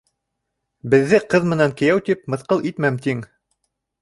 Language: Bashkir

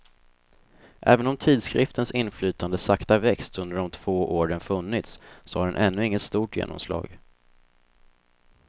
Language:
Swedish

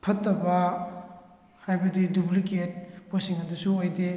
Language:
Manipuri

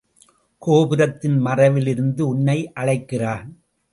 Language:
Tamil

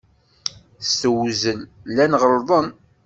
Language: Kabyle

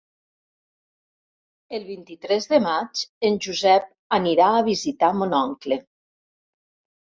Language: Catalan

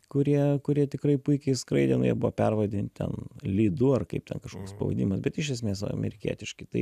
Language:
Lithuanian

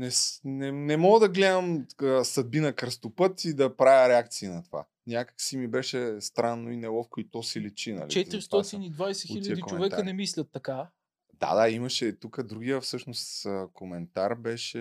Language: Bulgarian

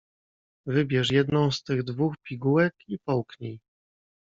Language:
Polish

